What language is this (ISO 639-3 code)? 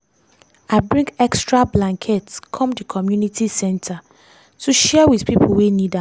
pcm